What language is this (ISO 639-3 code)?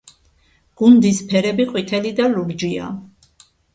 kat